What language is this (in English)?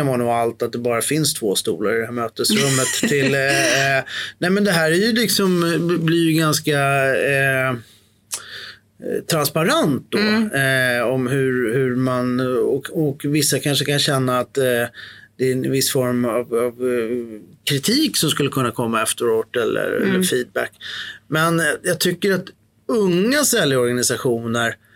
Swedish